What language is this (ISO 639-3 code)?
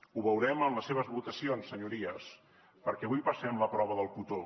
cat